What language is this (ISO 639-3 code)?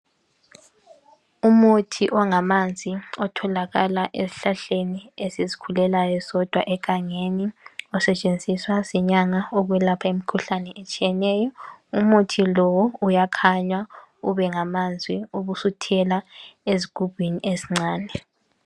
nde